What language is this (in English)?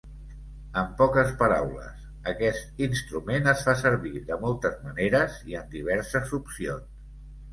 Catalan